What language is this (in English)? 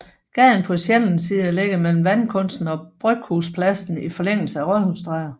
Danish